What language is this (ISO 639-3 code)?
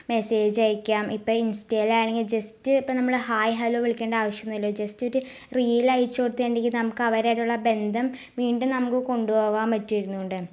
mal